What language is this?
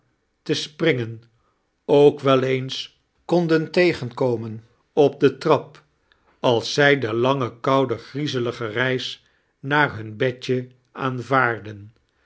Dutch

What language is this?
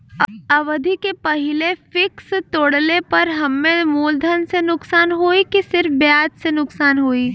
Bhojpuri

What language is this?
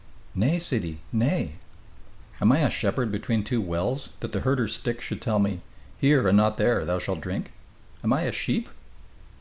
English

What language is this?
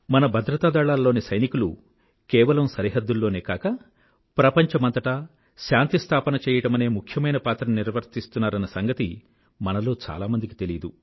Telugu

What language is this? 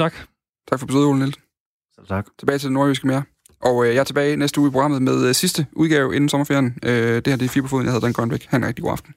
Danish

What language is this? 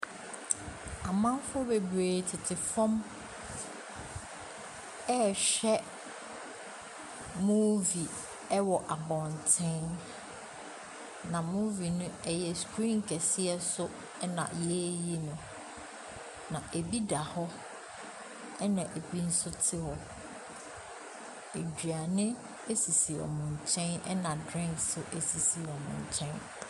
Akan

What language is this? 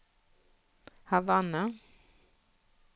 Norwegian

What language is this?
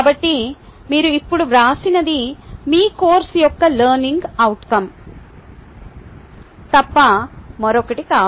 Telugu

